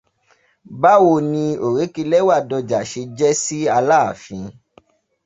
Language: Yoruba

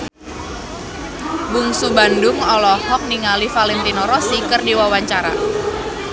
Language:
Sundanese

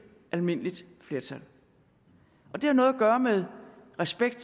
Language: Danish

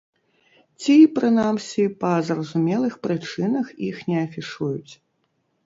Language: Belarusian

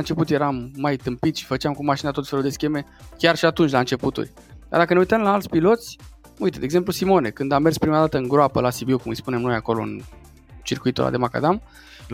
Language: Romanian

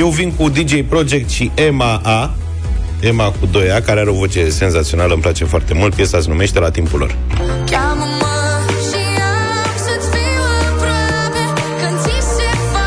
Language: Romanian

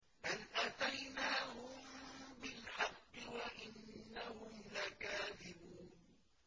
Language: Arabic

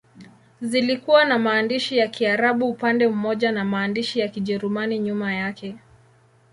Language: Swahili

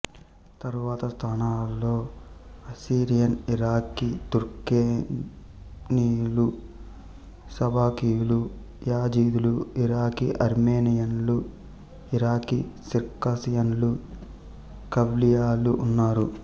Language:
Telugu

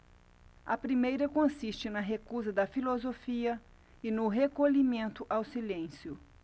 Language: Portuguese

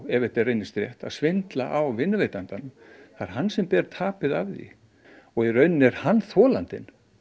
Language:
Icelandic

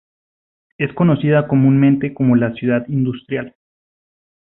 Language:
Spanish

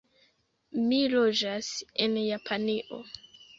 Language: Esperanto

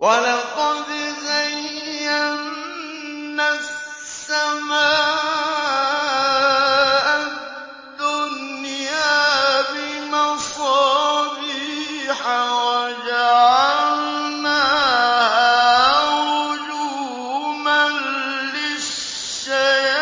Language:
Arabic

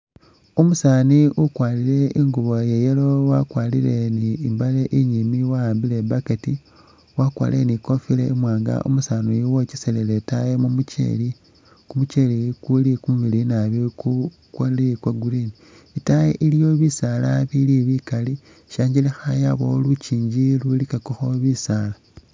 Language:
Masaaba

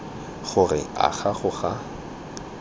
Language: Tswana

